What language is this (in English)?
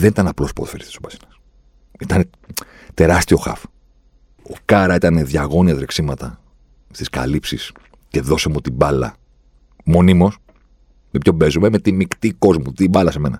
Greek